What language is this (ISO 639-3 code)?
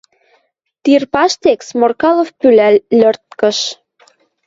mrj